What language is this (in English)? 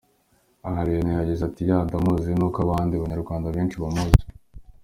Kinyarwanda